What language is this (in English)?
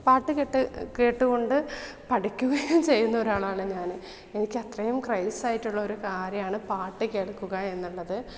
Malayalam